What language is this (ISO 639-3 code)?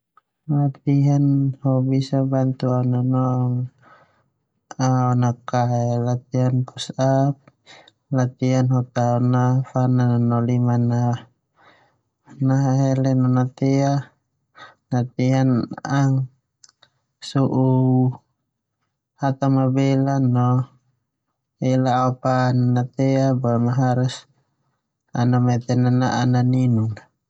twu